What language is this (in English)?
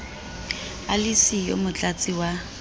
Southern Sotho